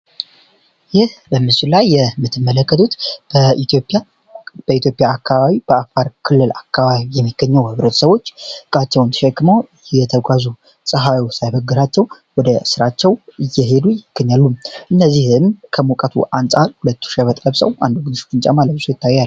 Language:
Amharic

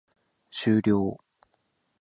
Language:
Japanese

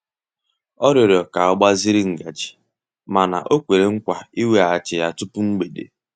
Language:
Igbo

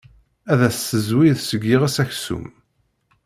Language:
Kabyle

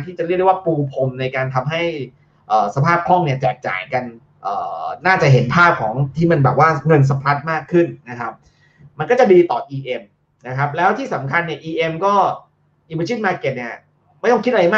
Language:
Thai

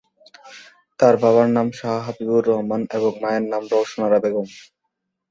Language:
Bangla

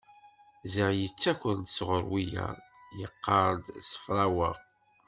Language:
Kabyle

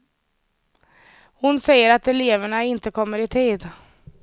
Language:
Swedish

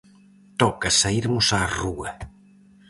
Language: Galician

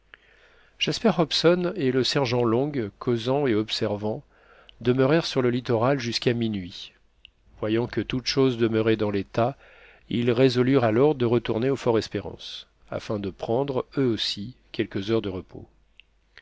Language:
French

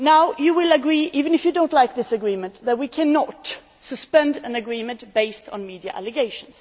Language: English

